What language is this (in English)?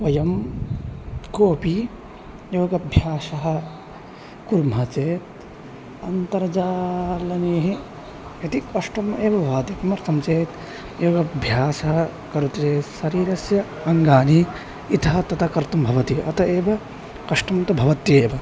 Sanskrit